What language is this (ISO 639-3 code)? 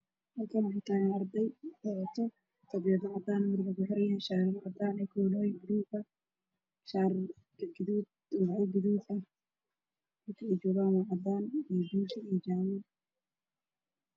som